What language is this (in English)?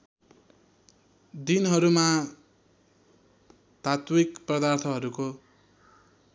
Nepali